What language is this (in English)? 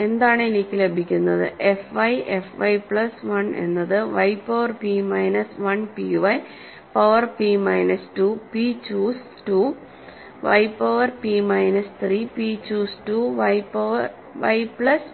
Malayalam